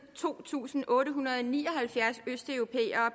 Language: Danish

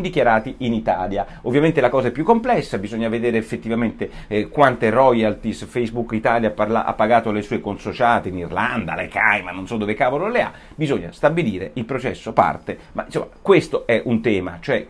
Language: Italian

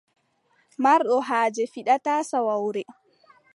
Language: Adamawa Fulfulde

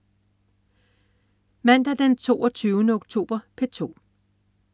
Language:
Danish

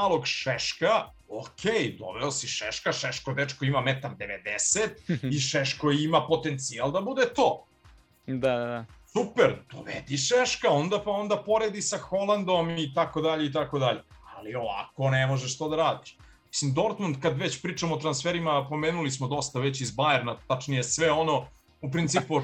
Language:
Croatian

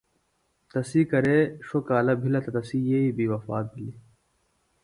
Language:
Phalura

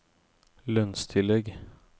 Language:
Norwegian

